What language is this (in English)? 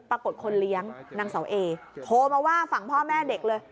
Thai